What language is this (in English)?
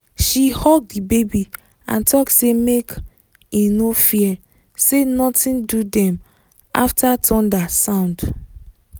Nigerian Pidgin